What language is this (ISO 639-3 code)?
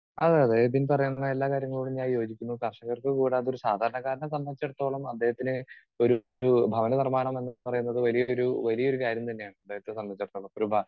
mal